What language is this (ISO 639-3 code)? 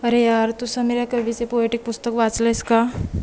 mar